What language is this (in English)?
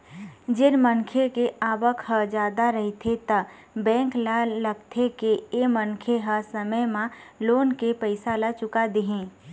Chhattisgarhi